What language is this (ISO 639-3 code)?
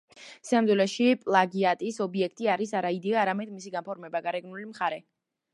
kat